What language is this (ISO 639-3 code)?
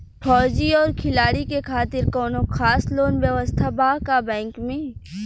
bho